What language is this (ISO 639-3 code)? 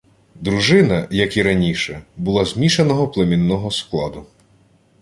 ukr